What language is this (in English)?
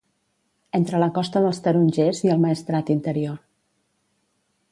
Catalan